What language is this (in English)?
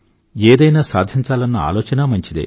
Telugu